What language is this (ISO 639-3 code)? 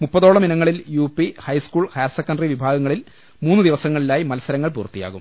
mal